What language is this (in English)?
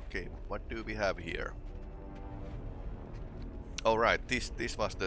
English